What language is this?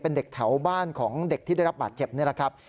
Thai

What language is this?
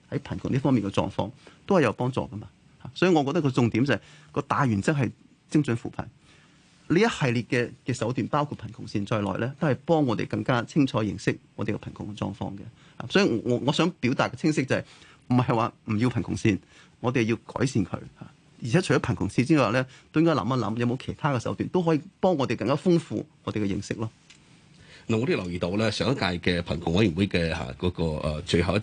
Chinese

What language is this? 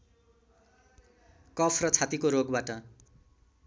Nepali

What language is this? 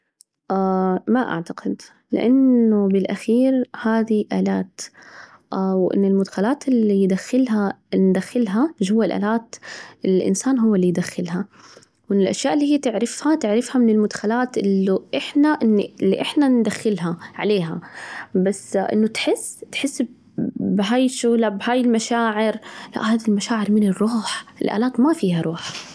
Najdi Arabic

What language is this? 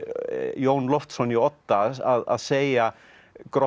Icelandic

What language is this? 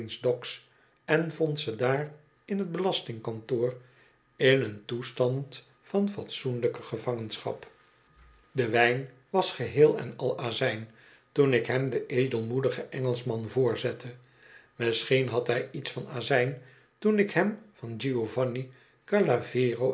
Dutch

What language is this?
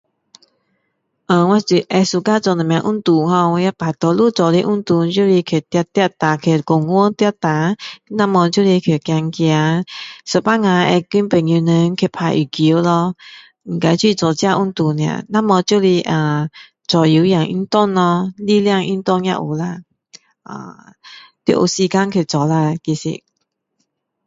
Min Dong Chinese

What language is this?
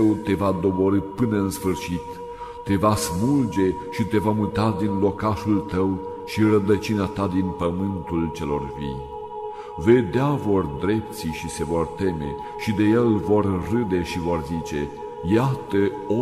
Romanian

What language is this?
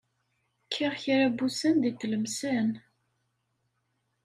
Kabyle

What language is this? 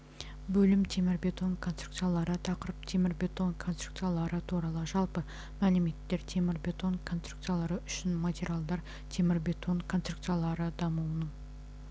Kazakh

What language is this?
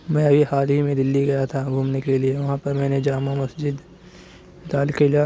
Urdu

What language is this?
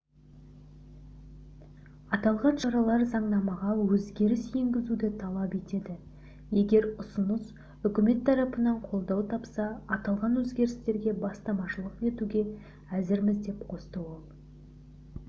Kazakh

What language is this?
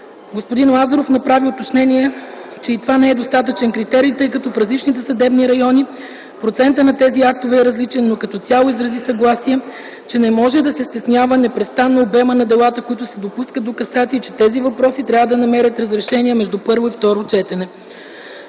Bulgarian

